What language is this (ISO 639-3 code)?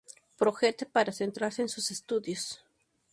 spa